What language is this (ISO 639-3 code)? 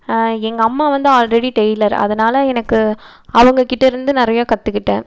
tam